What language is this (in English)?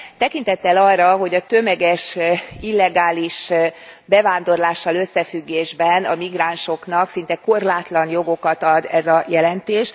Hungarian